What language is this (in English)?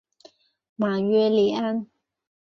Chinese